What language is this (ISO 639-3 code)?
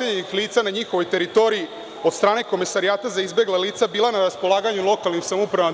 srp